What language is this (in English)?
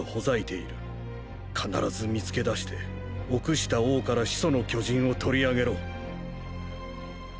Japanese